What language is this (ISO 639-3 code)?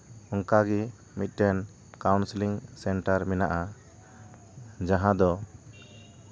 sat